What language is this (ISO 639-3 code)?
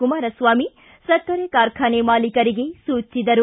kan